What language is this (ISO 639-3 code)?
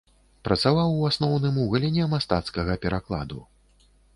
bel